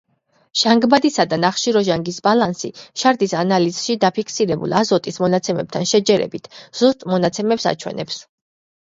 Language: Georgian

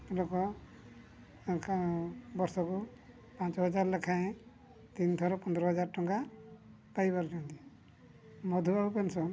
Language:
Odia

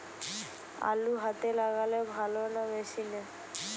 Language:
Bangla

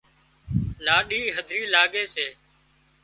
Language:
Wadiyara Koli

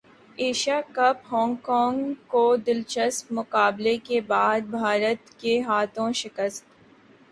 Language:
Urdu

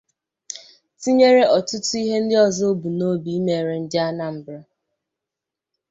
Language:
Igbo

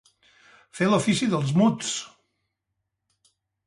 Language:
Catalan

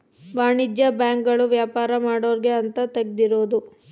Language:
Kannada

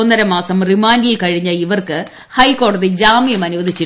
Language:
Malayalam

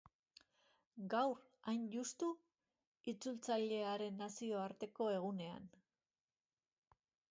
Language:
Basque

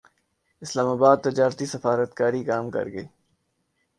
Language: Urdu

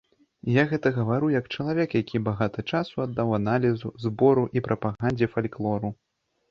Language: Belarusian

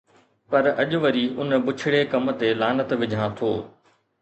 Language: Sindhi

